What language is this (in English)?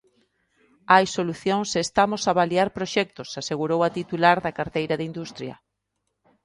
Galician